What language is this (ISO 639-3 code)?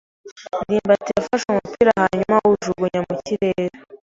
kin